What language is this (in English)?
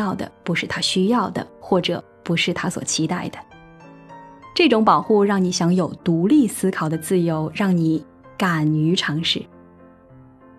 Chinese